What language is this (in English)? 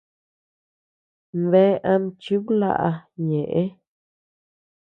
Tepeuxila Cuicatec